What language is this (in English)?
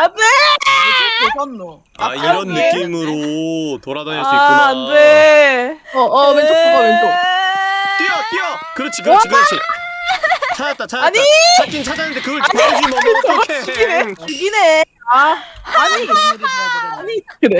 Korean